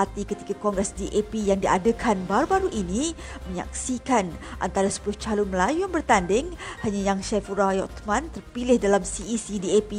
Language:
Malay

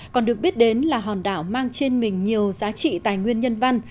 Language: Vietnamese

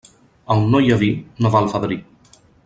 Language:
Catalan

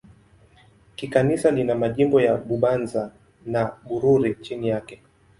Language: Swahili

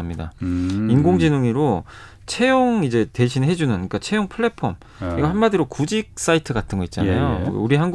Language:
Korean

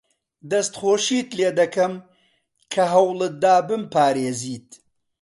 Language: Central Kurdish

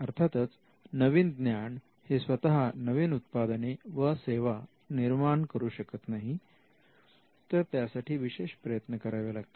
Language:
Marathi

